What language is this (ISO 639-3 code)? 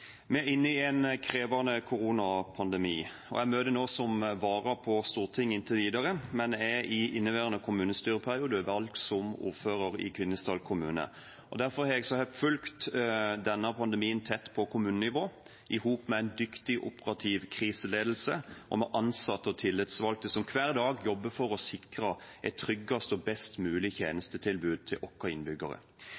nob